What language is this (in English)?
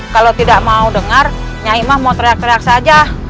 Indonesian